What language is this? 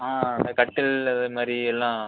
Tamil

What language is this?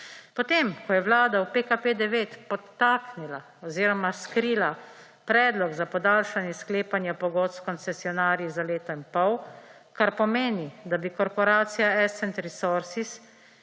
Slovenian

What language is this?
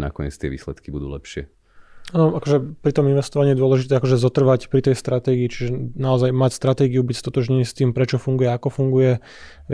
Slovak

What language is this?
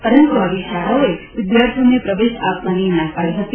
Gujarati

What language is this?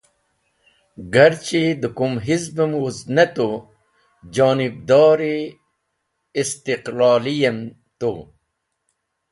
Wakhi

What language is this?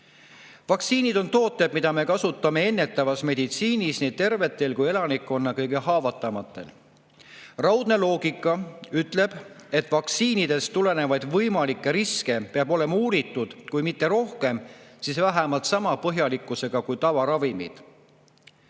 Estonian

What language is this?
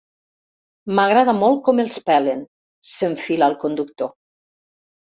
Catalan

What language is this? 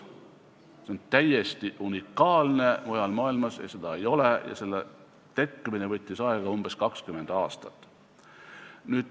Estonian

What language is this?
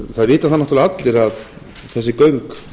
Icelandic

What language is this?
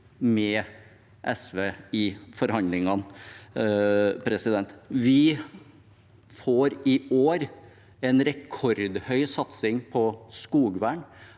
Norwegian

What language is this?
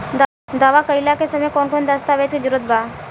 Bhojpuri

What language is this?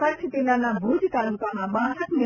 Gujarati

